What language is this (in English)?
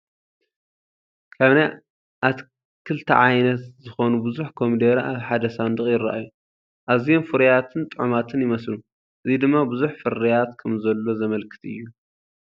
Tigrinya